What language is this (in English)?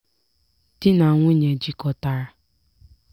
Igbo